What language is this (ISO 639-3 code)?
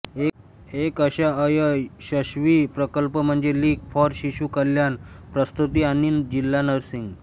mar